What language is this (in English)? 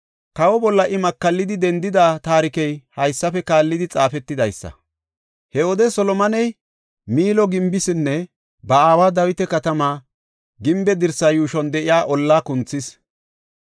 Gofa